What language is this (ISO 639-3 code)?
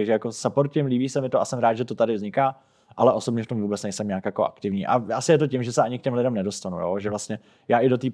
ces